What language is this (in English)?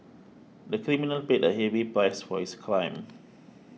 English